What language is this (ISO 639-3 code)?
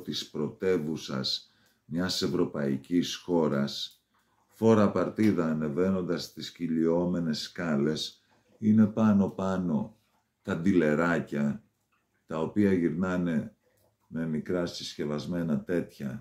ell